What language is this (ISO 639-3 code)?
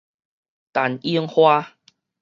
nan